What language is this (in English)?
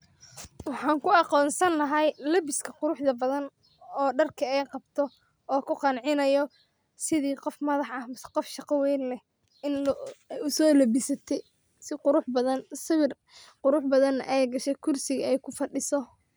Somali